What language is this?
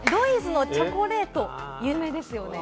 Japanese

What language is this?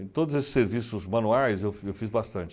Portuguese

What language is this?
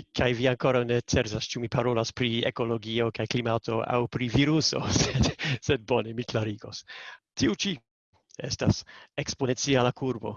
Italian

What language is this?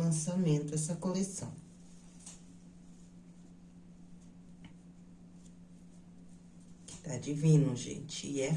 Portuguese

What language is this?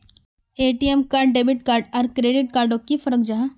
Magahi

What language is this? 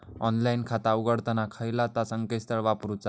Marathi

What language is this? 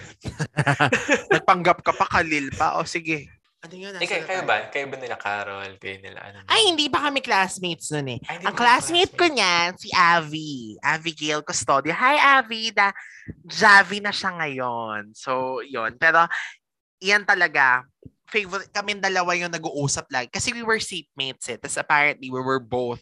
Filipino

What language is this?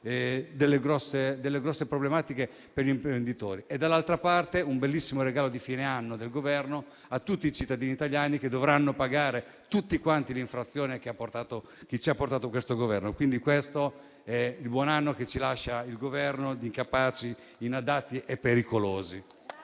Italian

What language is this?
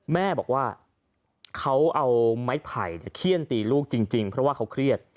Thai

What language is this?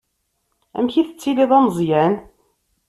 Kabyle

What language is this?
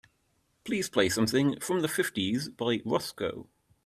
English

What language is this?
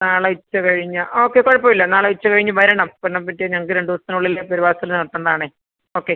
Malayalam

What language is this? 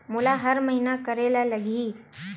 Chhattisgarhi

